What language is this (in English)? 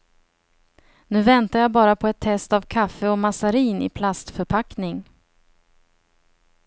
Swedish